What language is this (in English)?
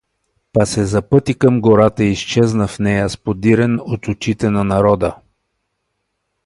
Bulgarian